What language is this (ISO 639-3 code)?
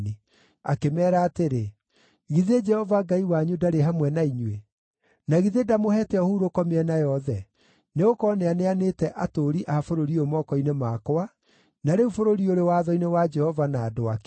kik